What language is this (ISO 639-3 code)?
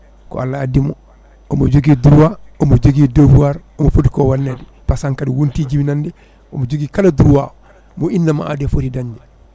ful